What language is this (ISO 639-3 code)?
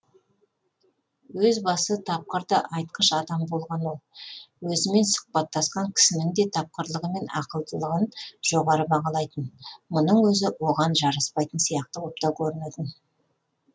kaz